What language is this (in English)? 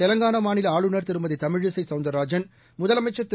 Tamil